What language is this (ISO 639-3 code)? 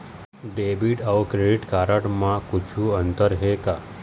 hne